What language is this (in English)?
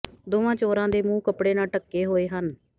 Punjabi